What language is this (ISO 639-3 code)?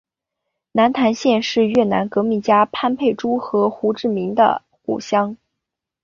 zho